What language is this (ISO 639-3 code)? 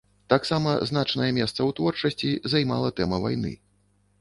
bel